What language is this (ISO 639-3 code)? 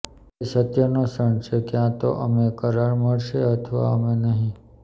guj